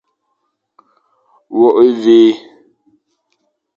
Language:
Fang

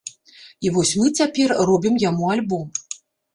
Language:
Belarusian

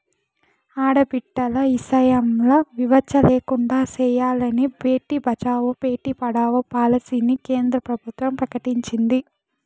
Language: Telugu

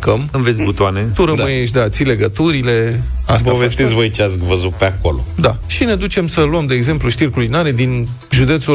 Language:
Romanian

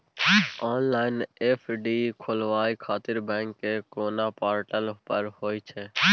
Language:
Maithili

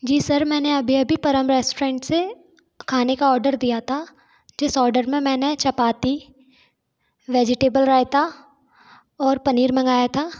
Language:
Hindi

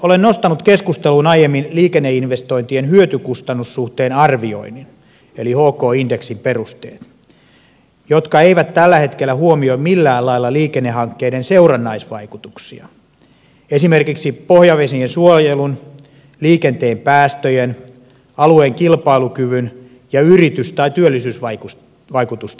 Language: Finnish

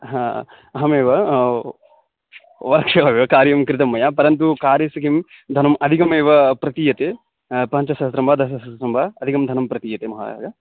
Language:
Sanskrit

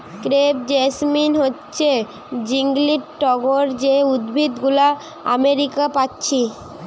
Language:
Bangla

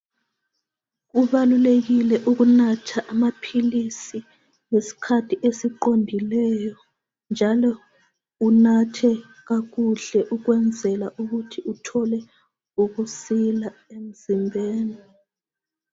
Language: North Ndebele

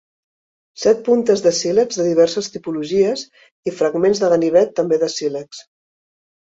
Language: Catalan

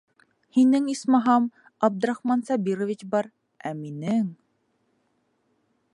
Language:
Bashkir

